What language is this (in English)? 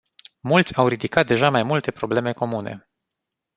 Romanian